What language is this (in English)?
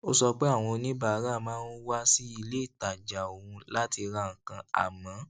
Yoruba